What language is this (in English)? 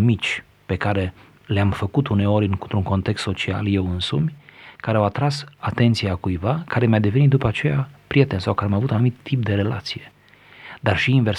Romanian